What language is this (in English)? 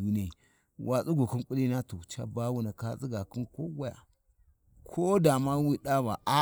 Warji